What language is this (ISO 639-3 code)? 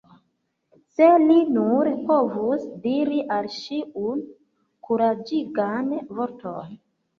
epo